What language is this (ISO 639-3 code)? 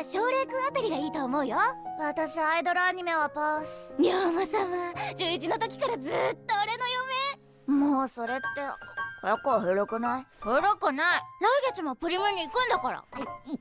jpn